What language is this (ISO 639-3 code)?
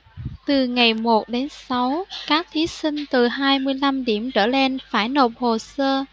vie